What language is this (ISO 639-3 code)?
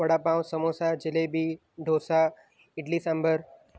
guj